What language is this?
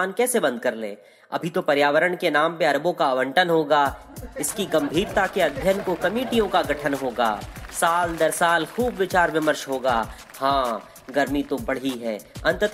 Hindi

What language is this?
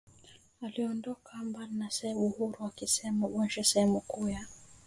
Swahili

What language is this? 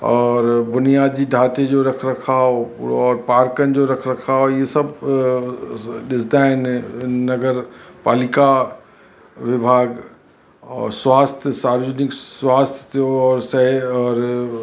Sindhi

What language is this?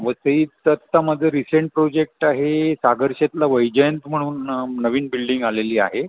Marathi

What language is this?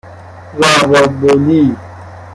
Persian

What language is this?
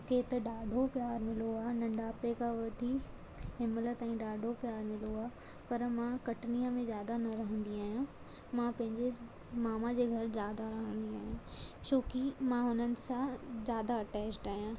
Sindhi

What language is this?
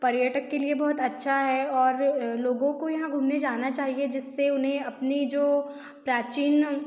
Hindi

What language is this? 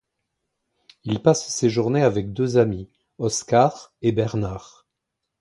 French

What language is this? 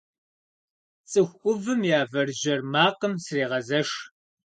Kabardian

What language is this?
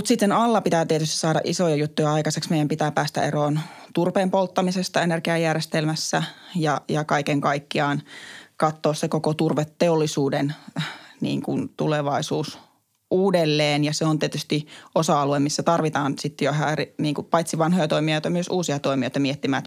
Finnish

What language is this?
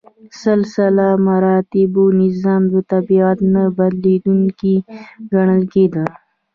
Pashto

